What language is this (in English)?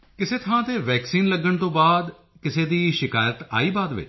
Punjabi